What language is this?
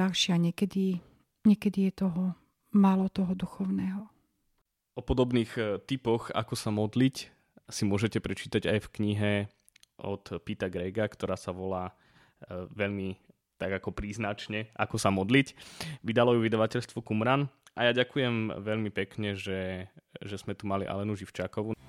Slovak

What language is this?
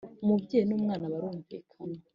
Kinyarwanda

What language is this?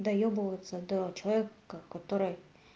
Russian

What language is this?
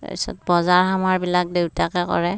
Assamese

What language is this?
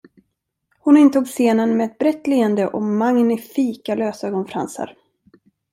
Swedish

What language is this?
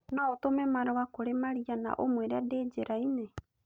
Kikuyu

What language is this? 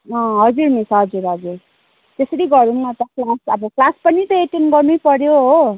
Nepali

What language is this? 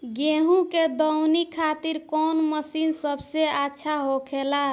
Bhojpuri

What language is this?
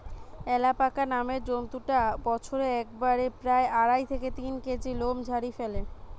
Bangla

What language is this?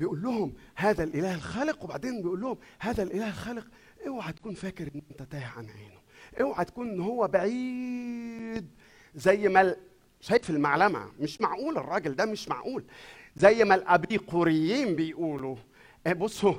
Arabic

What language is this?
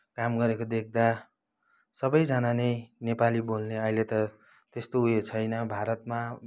Nepali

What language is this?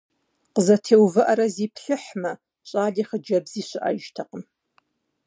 Kabardian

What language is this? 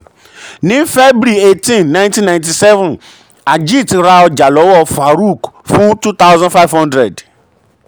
Yoruba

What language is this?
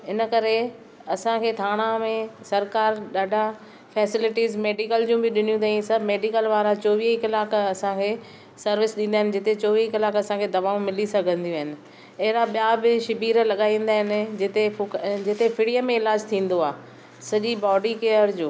Sindhi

